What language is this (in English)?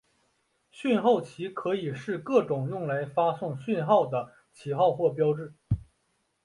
Chinese